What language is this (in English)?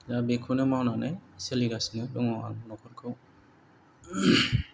Bodo